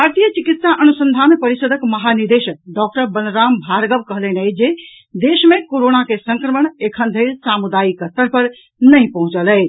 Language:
Maithili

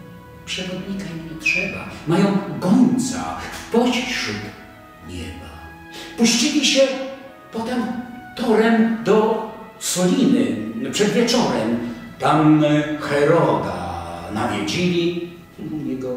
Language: Polish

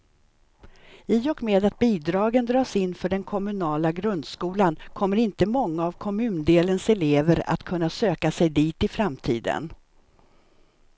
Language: Swedish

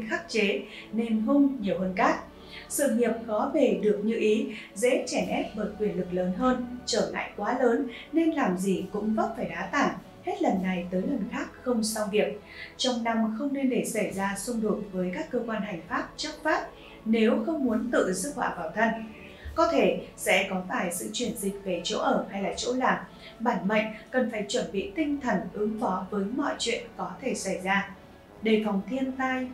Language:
Vietnamese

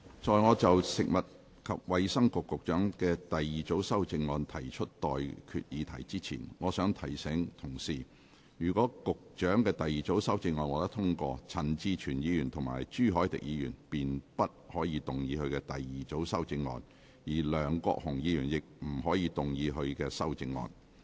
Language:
Cantonese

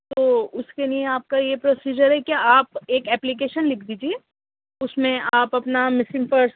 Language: Urdu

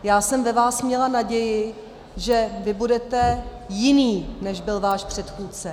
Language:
Czech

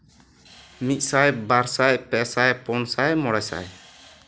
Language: Santali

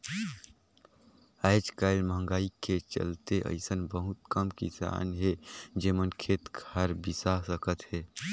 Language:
Chhattisgarhi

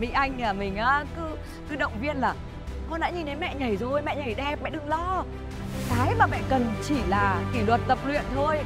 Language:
Vietnamese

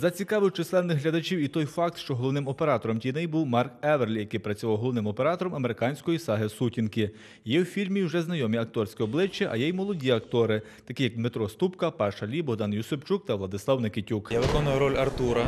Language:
Russian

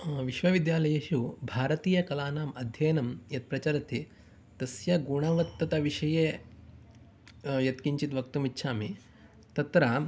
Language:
Sanskrit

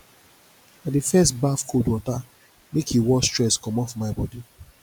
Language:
Nigerian Pidgin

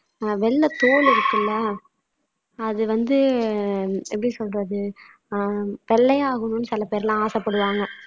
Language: Tamil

